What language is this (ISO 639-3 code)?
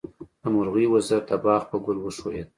pus